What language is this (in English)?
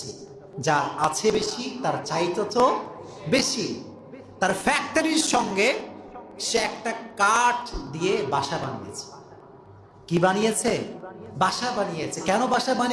Bangla